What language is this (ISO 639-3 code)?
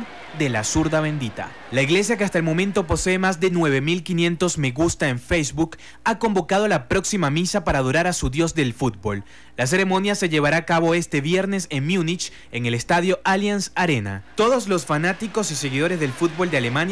spa